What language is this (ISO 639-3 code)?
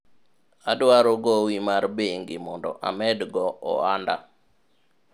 luo